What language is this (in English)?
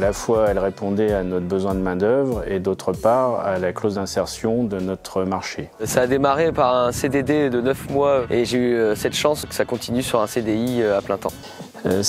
French